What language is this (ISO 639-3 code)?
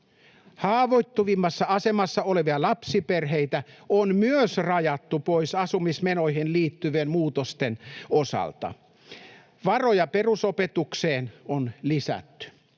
fin